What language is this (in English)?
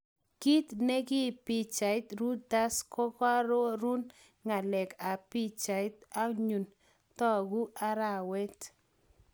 Kalenjin